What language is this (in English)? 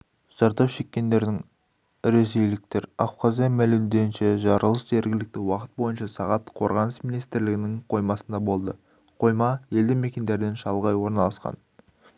Kazakh